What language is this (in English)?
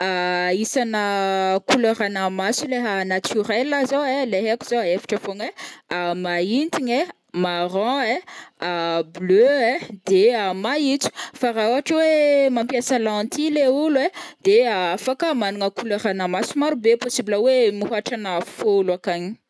Northern Betsimisaraka Malagasy